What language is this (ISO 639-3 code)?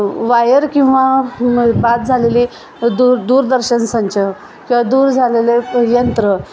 mar